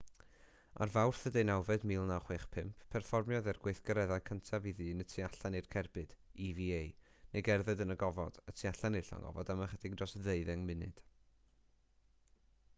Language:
Welsh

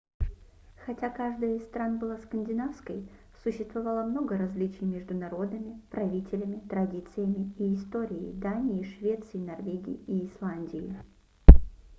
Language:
Russian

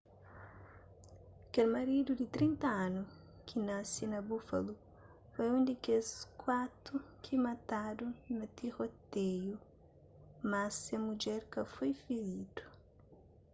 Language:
Kabuverdianu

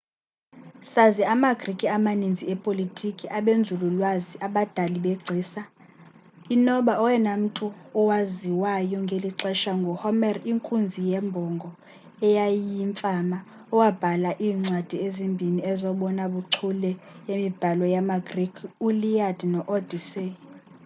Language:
Xhosa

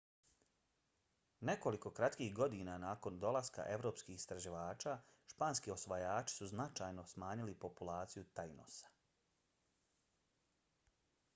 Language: Bosnian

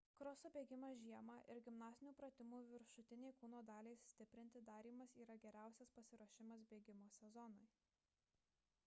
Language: Lithuanian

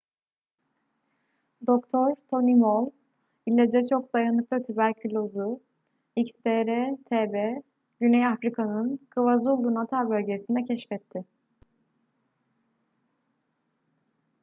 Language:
Turkish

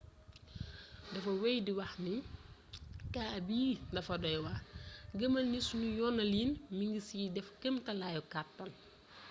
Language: Wolof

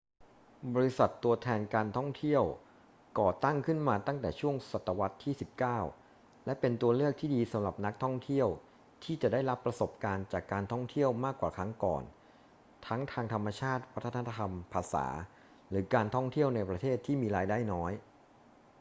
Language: Thai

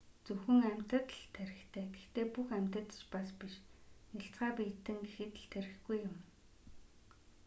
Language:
Mongolian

